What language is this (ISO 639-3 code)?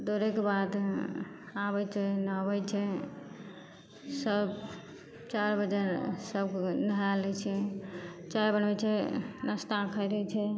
mai